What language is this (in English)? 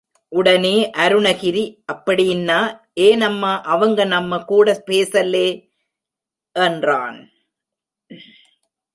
Tamil